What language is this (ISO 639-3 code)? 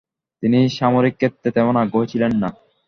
ben